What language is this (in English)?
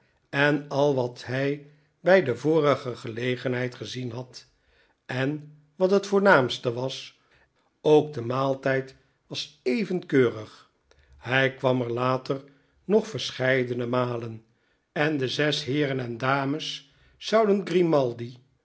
Dutch